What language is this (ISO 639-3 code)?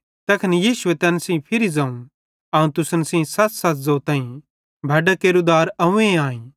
bhd